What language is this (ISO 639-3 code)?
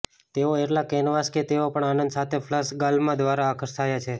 guj